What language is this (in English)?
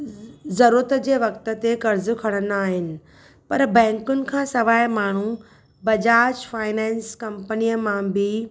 Sindhi